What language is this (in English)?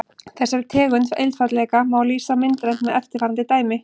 Icelandic